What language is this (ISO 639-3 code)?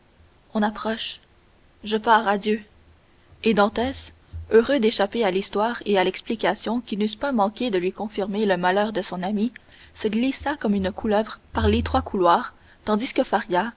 fra